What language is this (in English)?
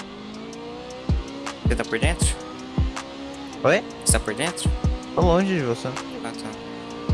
Portuguese